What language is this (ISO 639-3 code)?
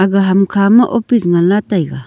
nnp